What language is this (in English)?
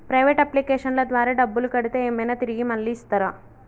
Telugu